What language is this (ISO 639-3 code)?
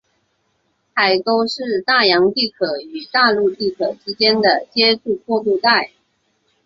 zho